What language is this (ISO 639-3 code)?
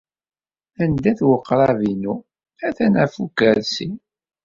kab